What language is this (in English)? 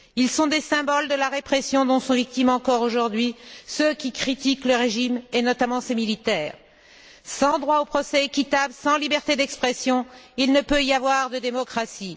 French